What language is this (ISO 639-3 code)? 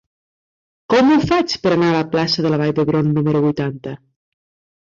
cat